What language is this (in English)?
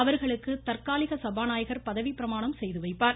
Tamil